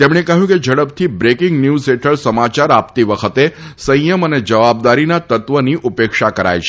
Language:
Gujarati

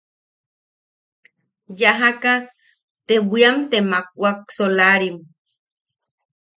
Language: Yaqui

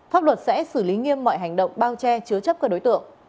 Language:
Vietnamese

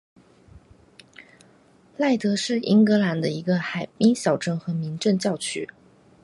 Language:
Chinese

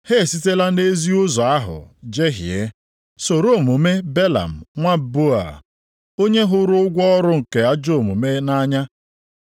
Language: Igbo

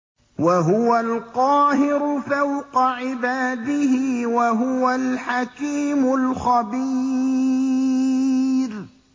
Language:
Arabic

